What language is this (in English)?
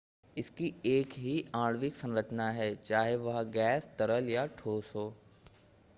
Hindi